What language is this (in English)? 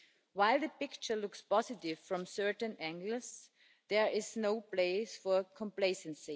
English